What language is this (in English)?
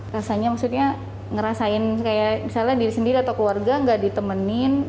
Indonesian